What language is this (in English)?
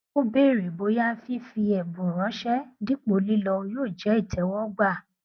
Yoruba